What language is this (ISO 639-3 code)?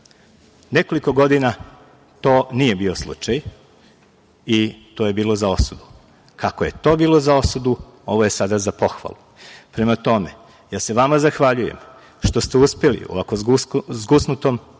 srp